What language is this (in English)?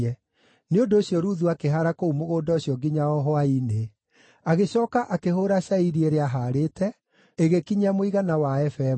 Kikuyu